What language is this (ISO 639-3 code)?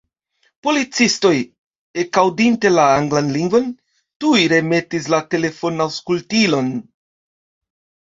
epo